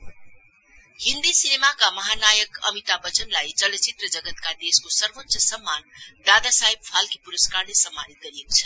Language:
Nepali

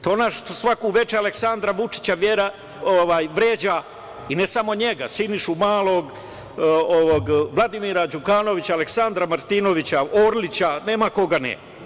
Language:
Serbian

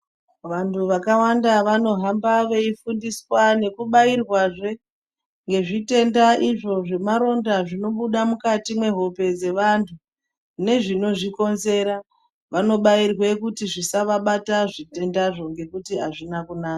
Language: Ndau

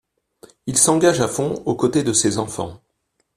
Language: French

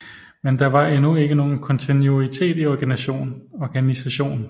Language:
Danish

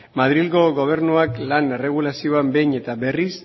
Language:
Basque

